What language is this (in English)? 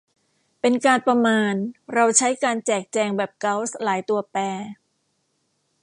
Thai